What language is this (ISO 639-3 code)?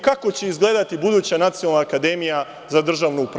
srp